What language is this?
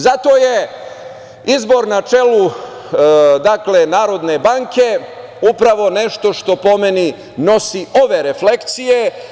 Serbian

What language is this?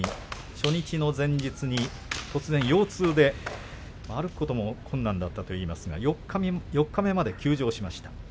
Japanese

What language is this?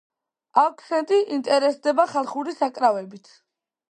Georgian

